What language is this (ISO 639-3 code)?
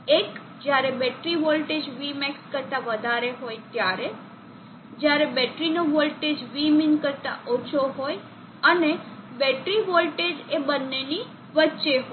guj